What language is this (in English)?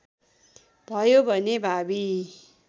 Nepali